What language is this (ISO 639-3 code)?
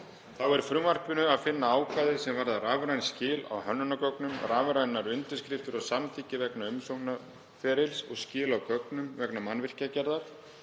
isl